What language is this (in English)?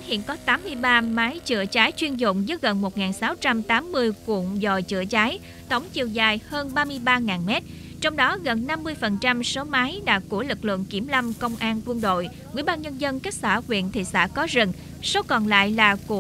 Vietnamese